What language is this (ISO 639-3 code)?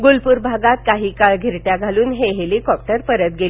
mar